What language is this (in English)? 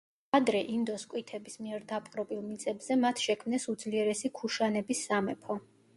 Georgian